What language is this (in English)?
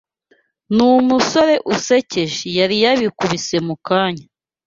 Kinyarwanda